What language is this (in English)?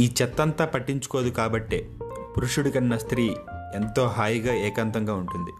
Telugu